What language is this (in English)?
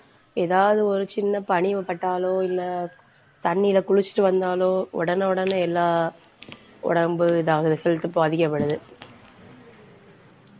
Tamil